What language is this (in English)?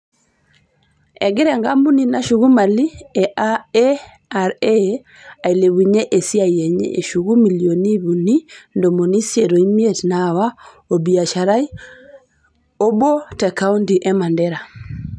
Masai